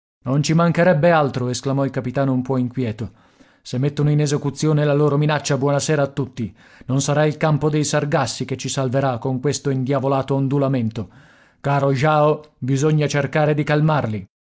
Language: Italian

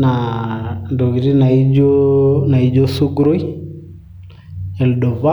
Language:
Masai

